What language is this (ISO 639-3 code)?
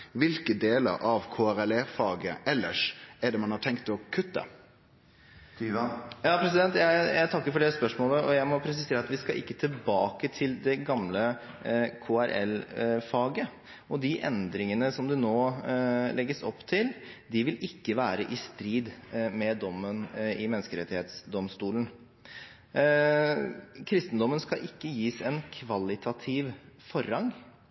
nor